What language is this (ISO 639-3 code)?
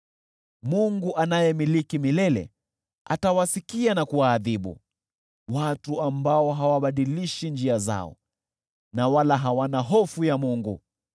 swa